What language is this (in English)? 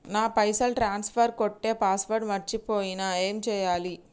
Telugu